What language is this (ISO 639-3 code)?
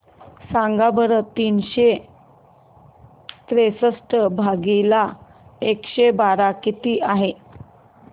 mar